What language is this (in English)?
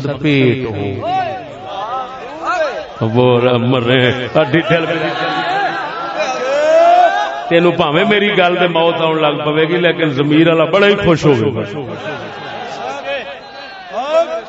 Urdu